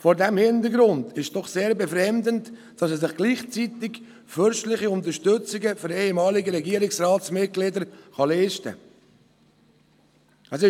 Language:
Swiss German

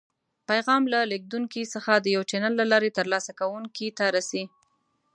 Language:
Pashto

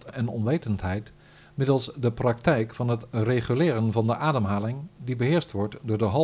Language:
Dutch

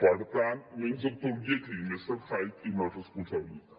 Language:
Catalan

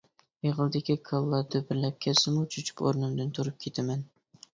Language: Uyghur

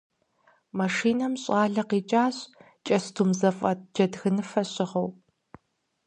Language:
Kabardian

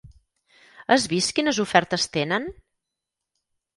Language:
Catalan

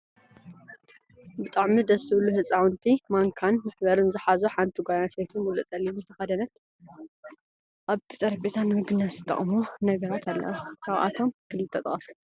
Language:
Tigrinya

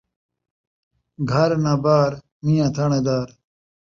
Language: Saraiki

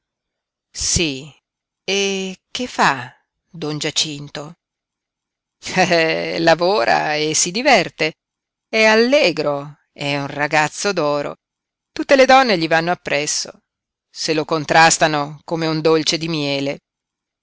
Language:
Italian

